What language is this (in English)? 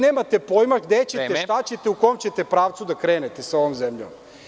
Serbian